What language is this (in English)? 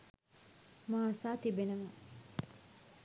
Sinhala